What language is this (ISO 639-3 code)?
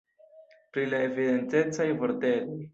epo